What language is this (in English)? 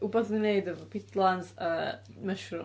Welsh